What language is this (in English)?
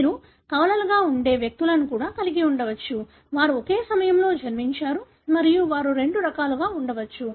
Telugu